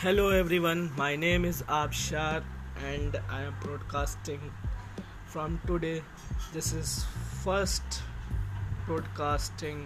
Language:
Hindi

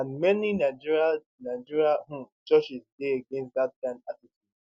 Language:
Nigerian Pidgin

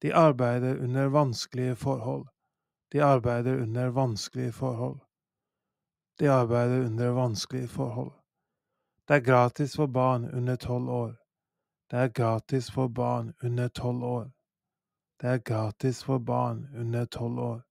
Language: Norwegian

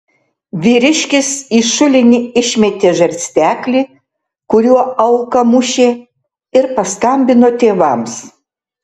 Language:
Lithuanian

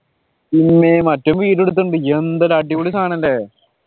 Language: Malayalam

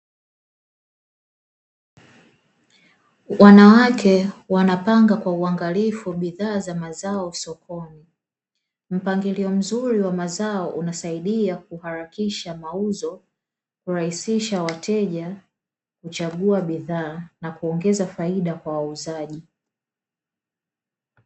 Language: Swahili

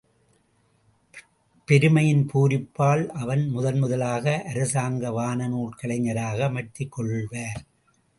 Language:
Tamil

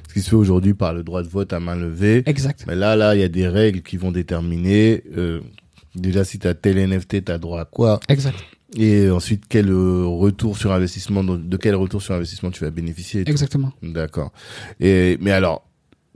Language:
French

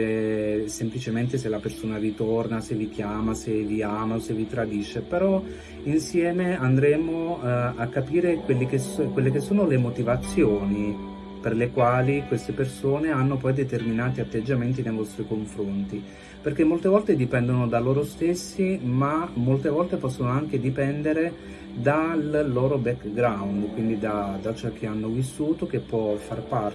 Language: Italian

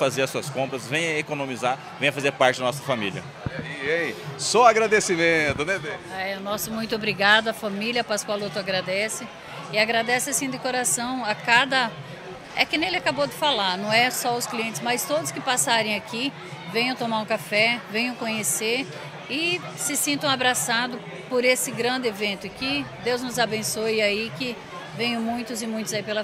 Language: Portuguese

